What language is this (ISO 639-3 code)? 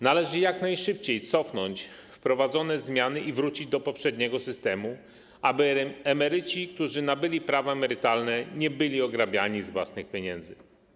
pol